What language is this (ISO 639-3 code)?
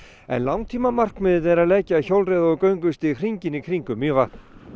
isl